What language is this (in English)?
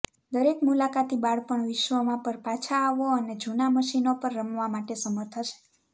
Gujarati